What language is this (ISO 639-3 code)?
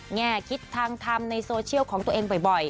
tha